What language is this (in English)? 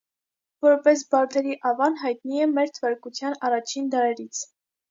Armenian